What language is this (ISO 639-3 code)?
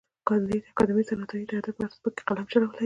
pus